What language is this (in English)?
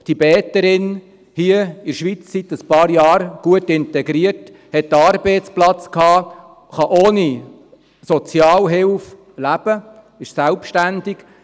Swiss German